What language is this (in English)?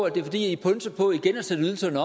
Danish